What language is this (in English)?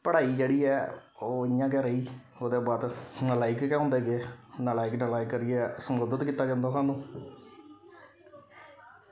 Dogri